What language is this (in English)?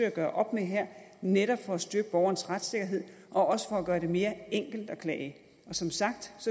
Danish